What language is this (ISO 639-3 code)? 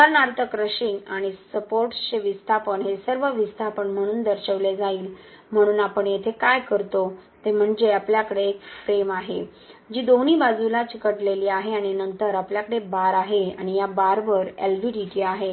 mar